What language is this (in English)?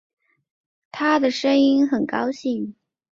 Chinese